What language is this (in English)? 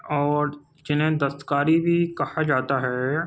Urdu